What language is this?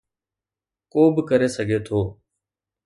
Sindhi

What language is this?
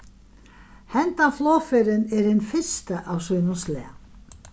Faroese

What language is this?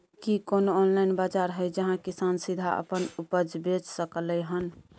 Maithili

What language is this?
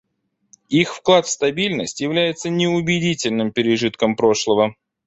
Russian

